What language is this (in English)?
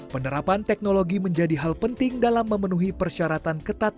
Indonesian